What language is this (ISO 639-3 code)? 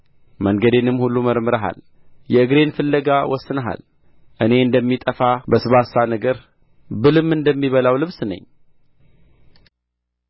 amh